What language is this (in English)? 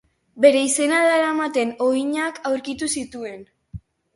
Basque